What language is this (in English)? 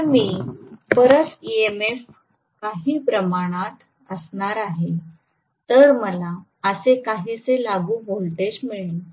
Marathi